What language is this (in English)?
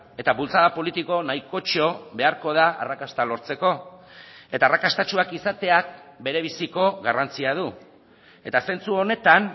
Basque